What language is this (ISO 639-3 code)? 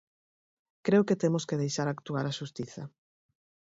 glg